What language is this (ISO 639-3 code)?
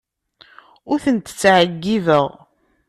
kab